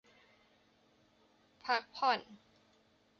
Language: Thai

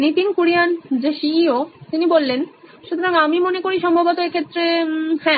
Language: Bangla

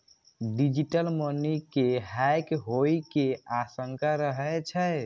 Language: Maithili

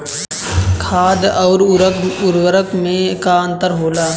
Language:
Bhojpuri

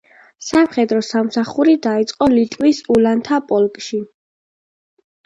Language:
Georgian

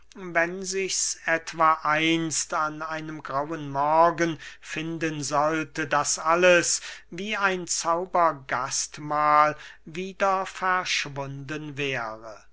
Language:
German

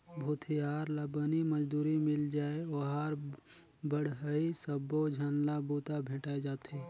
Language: Chhattisgarhi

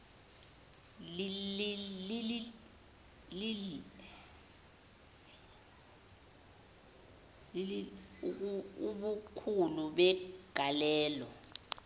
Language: Zulu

